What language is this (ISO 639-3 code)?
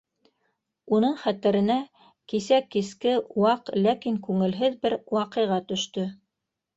bak